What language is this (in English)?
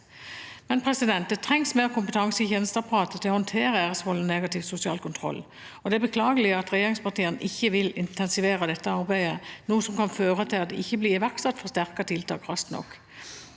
Norwegian